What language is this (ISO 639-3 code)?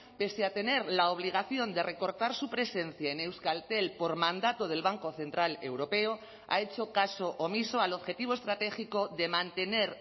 spa